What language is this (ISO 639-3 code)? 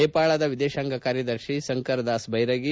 kan